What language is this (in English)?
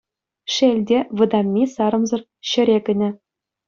Chuvash